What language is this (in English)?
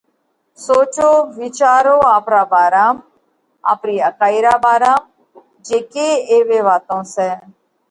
Parkari Koli